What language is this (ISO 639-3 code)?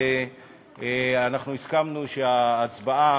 heb